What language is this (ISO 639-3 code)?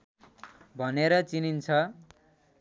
nep